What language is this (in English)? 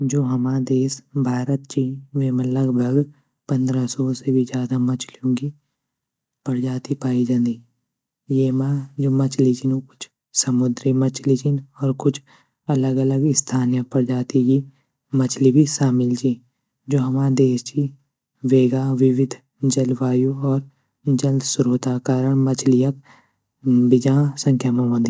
Garhwali